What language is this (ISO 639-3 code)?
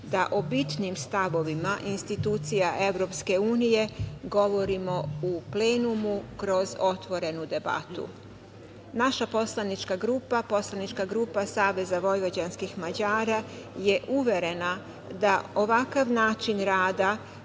srp